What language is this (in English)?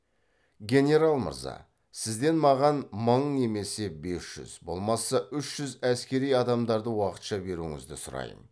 Kazakh